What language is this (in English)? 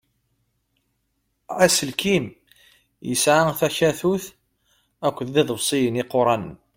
Kabyle